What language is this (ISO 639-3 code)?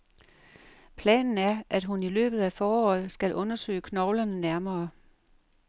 dan